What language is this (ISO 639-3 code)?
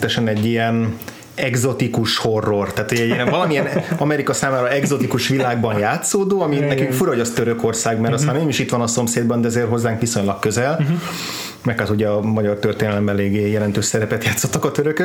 hun